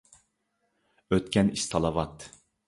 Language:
Uyghur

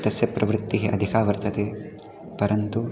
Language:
Sanskrit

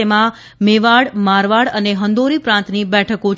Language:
Gujarati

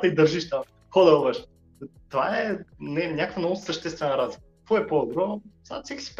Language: Bulgarian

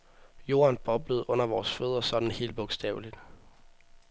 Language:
Danish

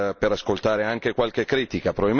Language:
Italian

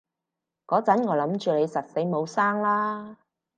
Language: Cantonese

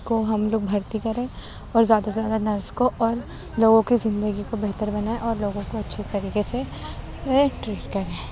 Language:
Urdu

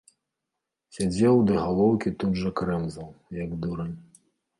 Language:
Belarusian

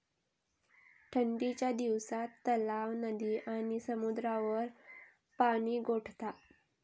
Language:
Marathi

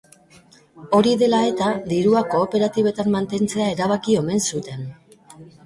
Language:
Basque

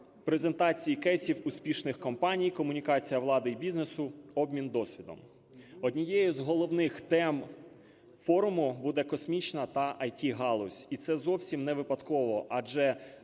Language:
Ukrainian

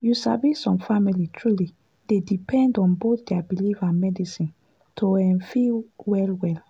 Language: Nigerian Pidgin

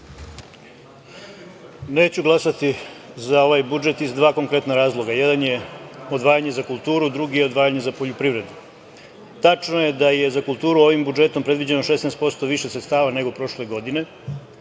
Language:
Serbian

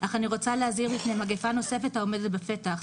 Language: Hebrew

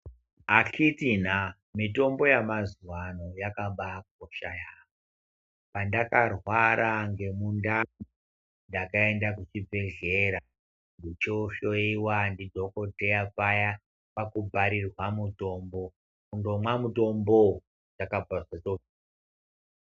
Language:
Ndau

